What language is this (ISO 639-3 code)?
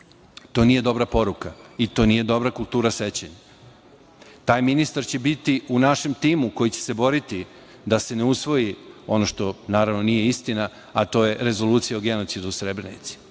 srp